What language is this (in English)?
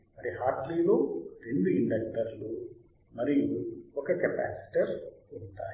Telugu